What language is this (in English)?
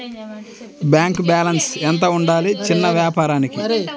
Telugu